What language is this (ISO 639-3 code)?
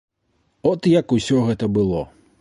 bel